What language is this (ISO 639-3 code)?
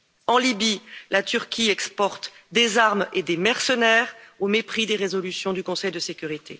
fra